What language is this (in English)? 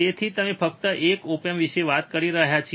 Gujarati